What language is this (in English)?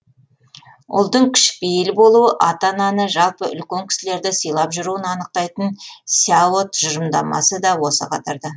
Kazakh